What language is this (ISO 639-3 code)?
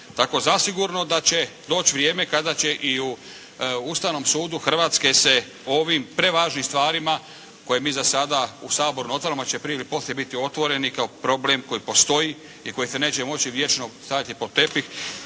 hrv